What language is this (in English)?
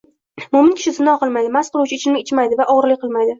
Uzbek